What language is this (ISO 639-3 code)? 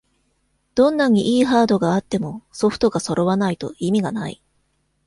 jpn